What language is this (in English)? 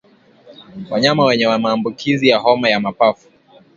Swahili